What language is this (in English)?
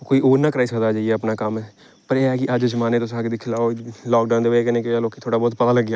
Dogri